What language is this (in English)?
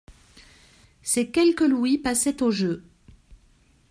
French